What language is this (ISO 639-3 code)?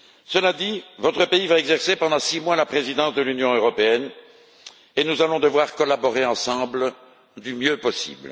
fra